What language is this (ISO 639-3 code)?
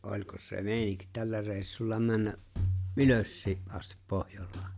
fin